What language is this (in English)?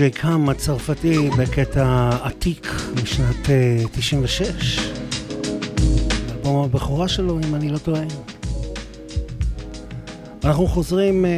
Hebrew